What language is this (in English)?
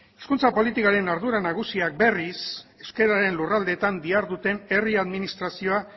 Basque